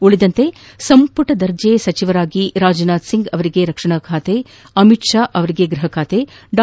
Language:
Kannada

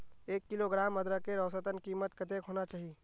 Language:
Magahi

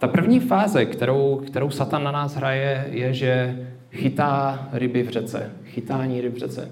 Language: Czech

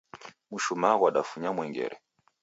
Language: Taita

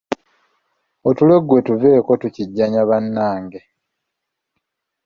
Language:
Ganda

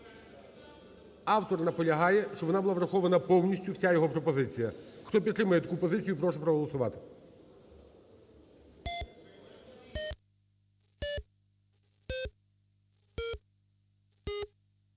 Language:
Ukrainian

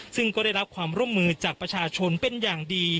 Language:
Thai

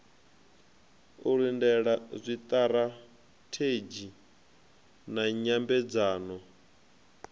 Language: Venda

